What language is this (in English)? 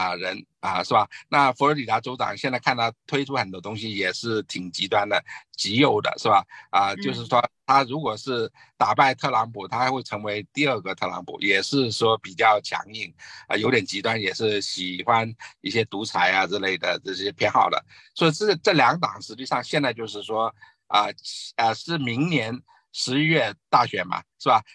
Chinese